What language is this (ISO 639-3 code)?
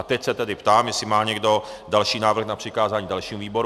ces